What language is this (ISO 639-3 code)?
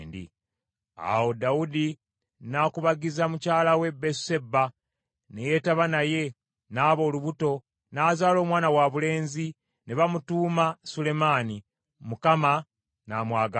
lug